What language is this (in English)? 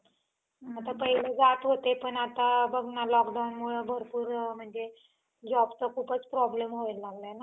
Marathi